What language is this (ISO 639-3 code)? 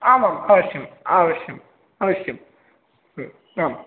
san